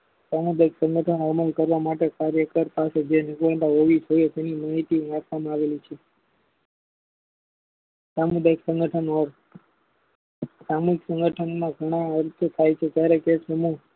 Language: Gujarati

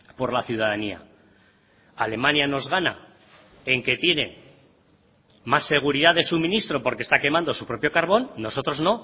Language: Spanish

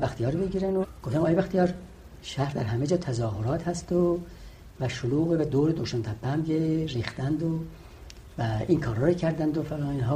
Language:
Persian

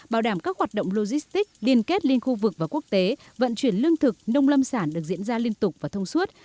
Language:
Vietnamese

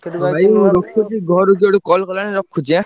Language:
Odia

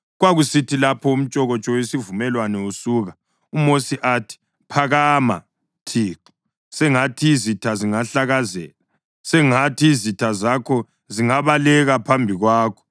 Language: North Ndebele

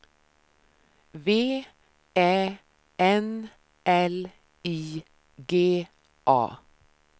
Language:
Swedish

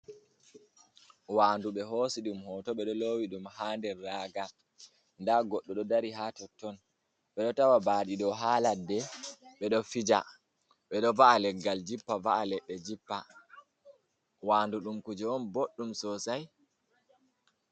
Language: Fula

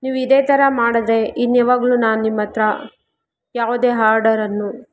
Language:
Kannada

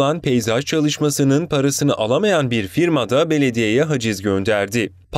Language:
Turkish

